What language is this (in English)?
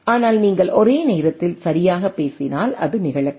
Tamil